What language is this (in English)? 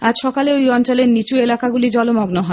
Bangla